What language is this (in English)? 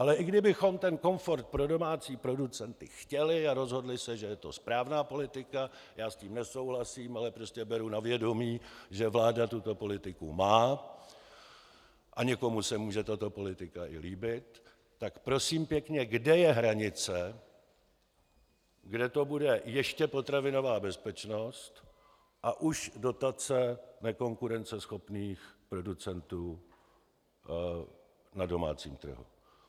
Czech